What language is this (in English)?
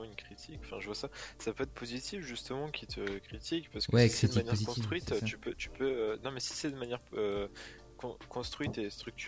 French